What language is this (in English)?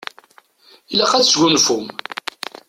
Kabyle